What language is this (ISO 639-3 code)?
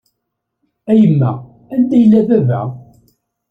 kab